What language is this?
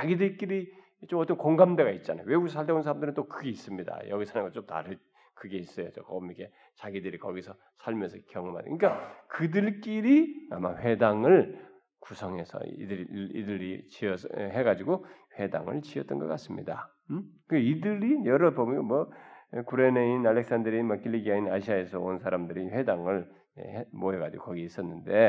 Korean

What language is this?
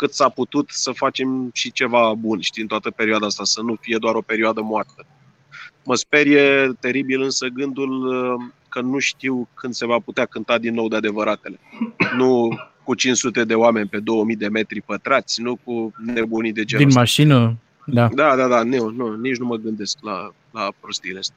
Romanian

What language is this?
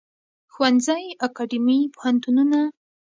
Pashto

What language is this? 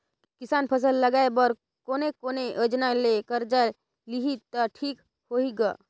Chhattisgarhi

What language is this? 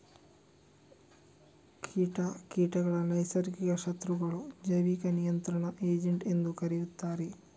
Kannada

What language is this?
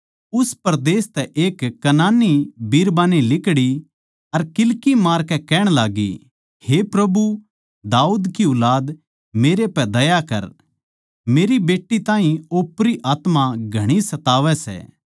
Haryanvi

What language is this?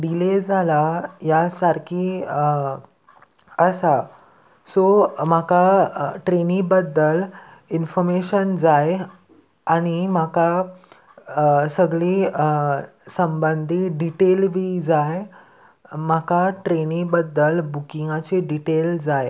Konkani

